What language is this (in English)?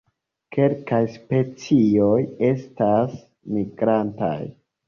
Esperanto